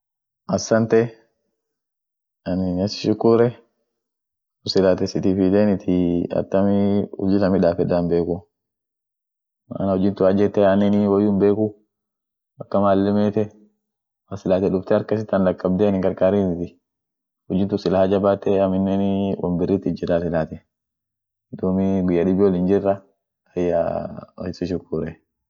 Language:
Orma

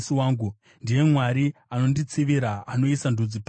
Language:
Shona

